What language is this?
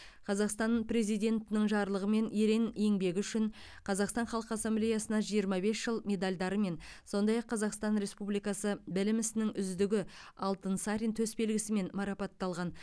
Kazakh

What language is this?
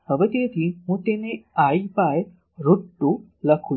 Gujarati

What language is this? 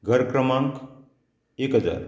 Konkani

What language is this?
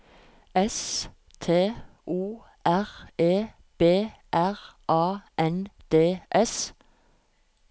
Norwegian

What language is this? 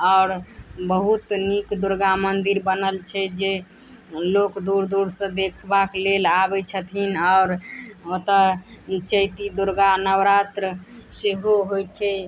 Maithili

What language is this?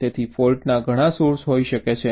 Gujarati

